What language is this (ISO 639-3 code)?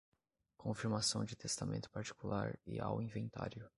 por